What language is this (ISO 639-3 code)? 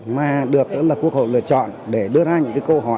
vie